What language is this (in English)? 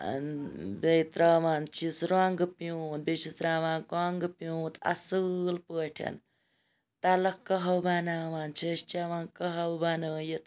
Kashmiri